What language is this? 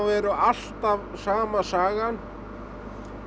Icelandic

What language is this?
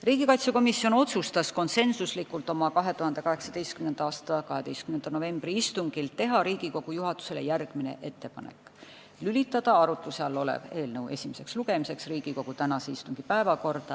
Estonian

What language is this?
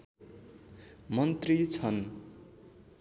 Nepali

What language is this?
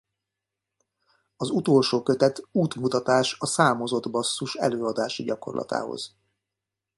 Hungarian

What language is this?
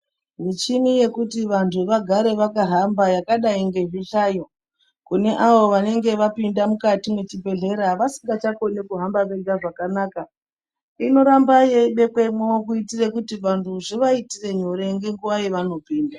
Ndau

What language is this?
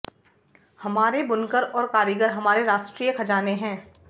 Hindi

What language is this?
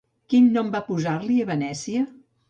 Catalan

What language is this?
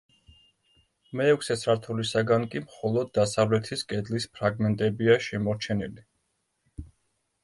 Georgian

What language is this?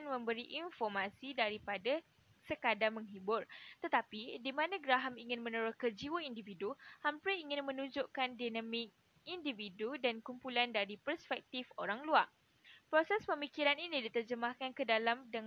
Malay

